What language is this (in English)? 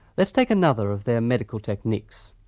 English